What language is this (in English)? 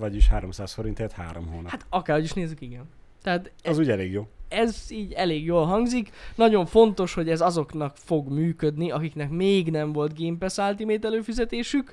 Hungarian